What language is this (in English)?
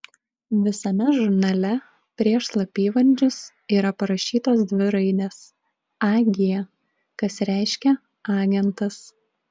Lithuanian